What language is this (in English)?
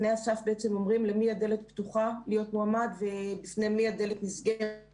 Hebrew